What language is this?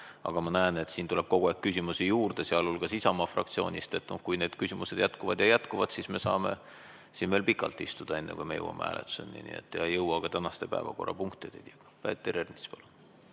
Estonian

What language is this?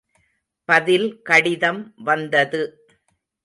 Tamil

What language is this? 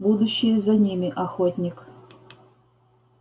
Russian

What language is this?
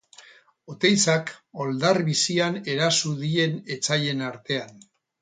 Basque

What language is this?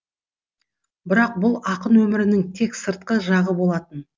Kazakh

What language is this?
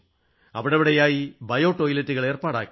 Malayalam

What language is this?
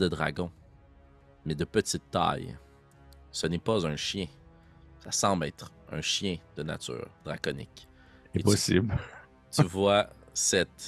French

